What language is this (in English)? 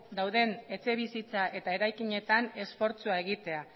Basque